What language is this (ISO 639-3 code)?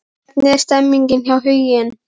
isl